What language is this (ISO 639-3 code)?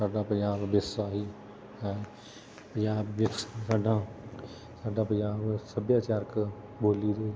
pan